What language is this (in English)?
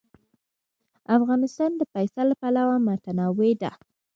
Pashto